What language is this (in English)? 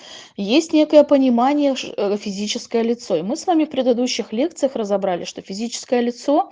Russian